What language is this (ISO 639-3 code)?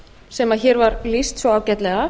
isl